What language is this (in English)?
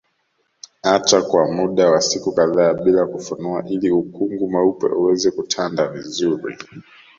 Swahili